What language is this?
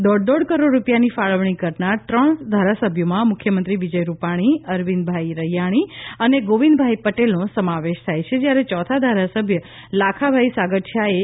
Gujarati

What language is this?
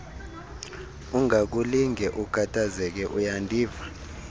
Xhosa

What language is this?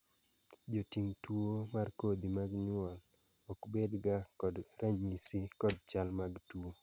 Luo (Kenya and Tanzania)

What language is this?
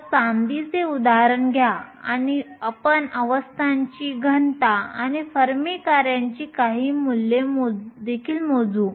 Marathi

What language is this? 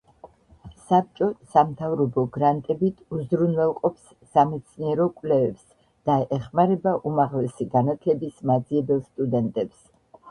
Georgian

